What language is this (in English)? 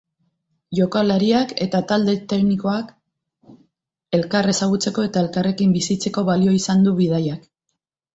Basque